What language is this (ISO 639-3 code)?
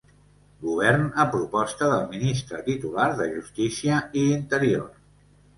cat